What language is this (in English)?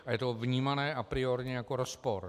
Czech